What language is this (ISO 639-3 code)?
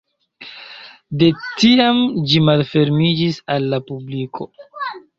epo